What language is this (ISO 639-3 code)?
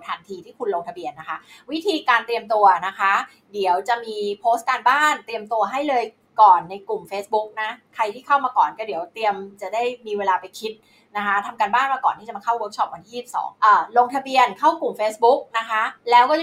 tha